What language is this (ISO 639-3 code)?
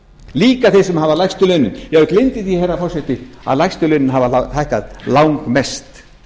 isl